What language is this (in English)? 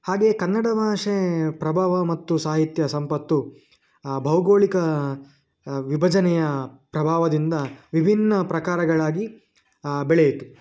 Kannada